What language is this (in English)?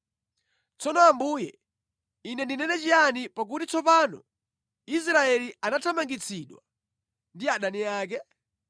Nyanja